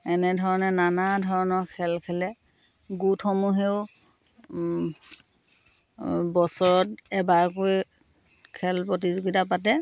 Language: Assamese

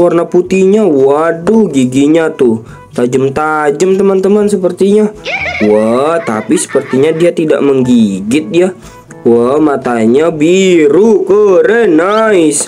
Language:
Indonesian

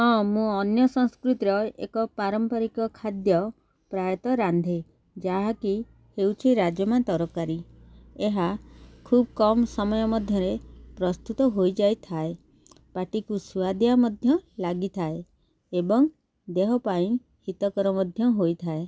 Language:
Odia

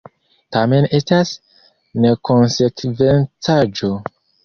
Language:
Esperanto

